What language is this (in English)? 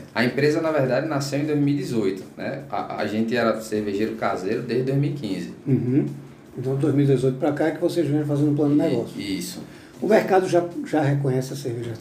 Portuguese